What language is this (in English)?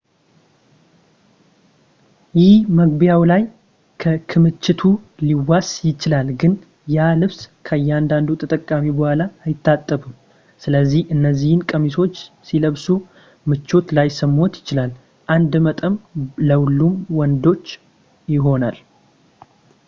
Amharic